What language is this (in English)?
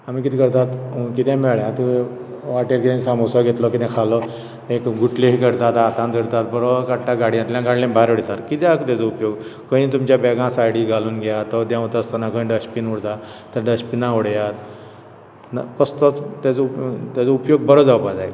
Konkani